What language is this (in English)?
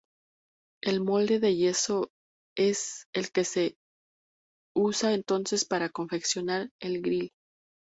Spanish